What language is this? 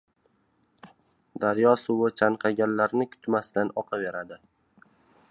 Uzbek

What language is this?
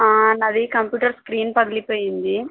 Telugu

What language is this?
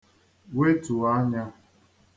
Igbo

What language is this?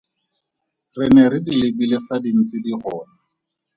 Tswana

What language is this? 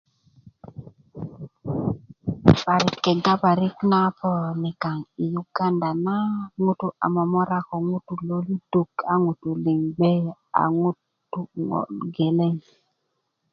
Kuku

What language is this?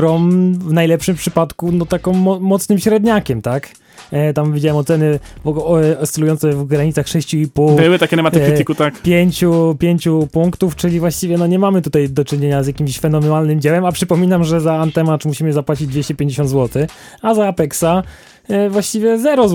Polish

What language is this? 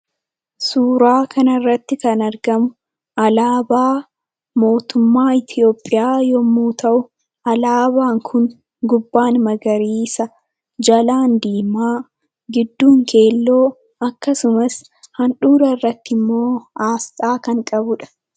Oromo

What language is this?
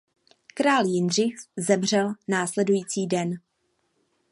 Czech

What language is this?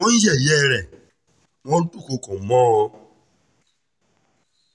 Yoruba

